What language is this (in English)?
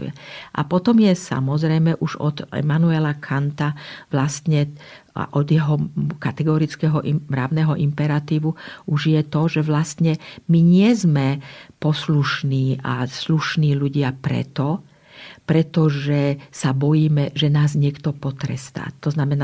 Slovak